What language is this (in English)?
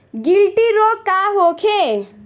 Bhojpuri